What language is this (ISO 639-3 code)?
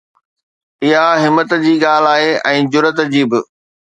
snd